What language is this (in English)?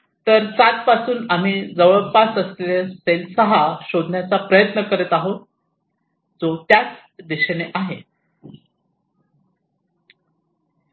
Marathi